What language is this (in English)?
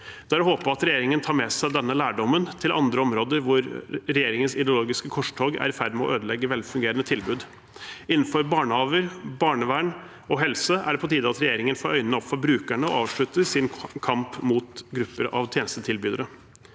Norwegian